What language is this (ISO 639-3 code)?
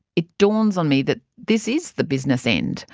eng